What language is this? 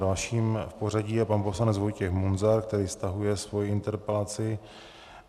Czech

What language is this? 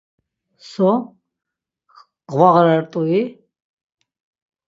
Laz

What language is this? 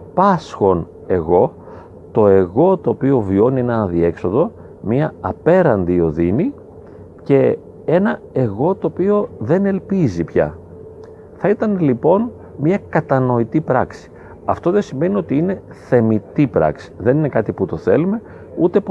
Greek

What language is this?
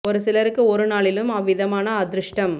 Tamil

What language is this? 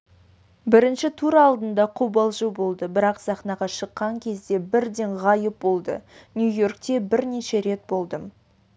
Kazakh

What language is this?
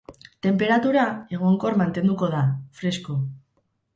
Basque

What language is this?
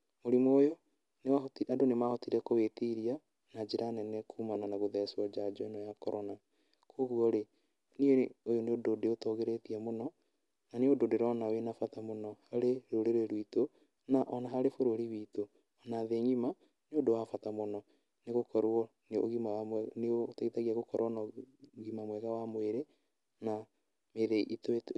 Kikuyu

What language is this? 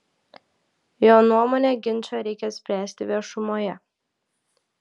Lithuanian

